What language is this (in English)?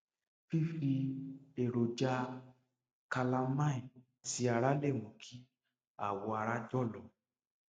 Yoruba